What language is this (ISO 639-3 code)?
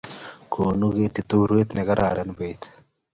kln